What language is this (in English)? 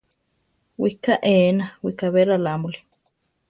Central Tarahumara